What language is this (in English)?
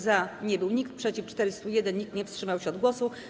Polish